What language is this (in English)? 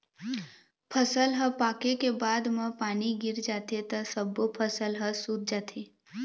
Chhattisgarhi